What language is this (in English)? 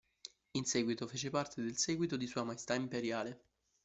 Italian